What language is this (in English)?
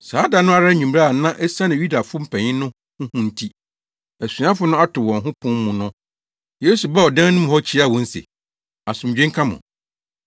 Akan